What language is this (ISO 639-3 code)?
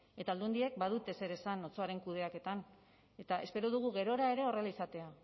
eus